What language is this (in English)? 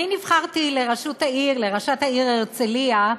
Hebrew